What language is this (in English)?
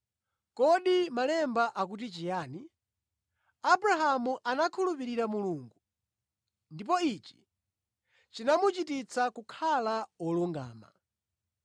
Nyanja